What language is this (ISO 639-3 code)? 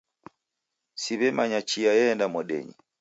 dav